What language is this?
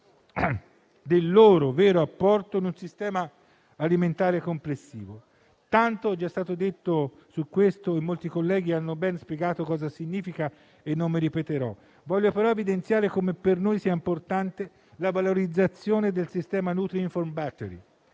Italian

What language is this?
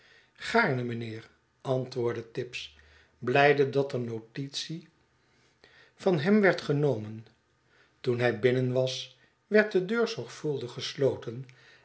Dutch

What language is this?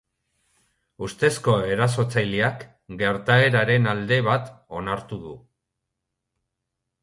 Basque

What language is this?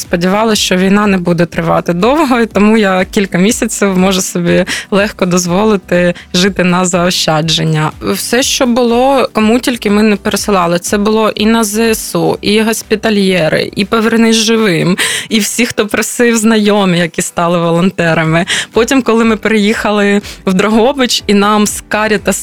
Ukrainian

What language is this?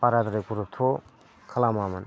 Bodo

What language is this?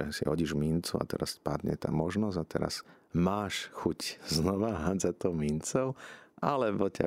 Slovak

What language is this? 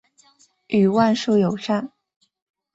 Chinese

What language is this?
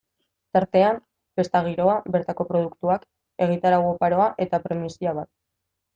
Basque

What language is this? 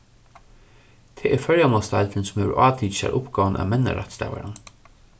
Faroese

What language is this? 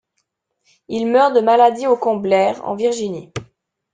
French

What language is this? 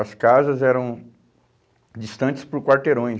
Portuguese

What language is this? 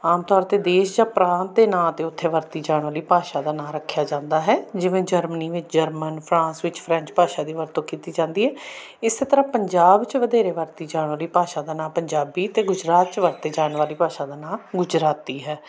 Punjabi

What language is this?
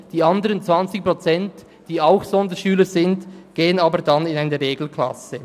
Swiss German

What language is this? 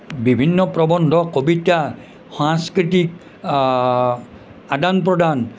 Assamese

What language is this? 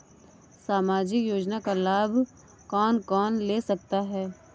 Hindi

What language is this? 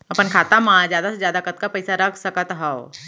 Chhattisgarhi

